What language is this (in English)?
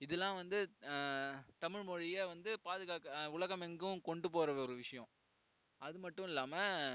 Tamil